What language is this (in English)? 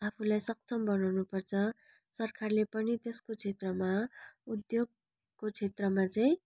Nepali